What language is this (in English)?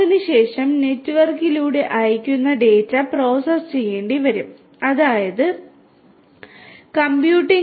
Malayalam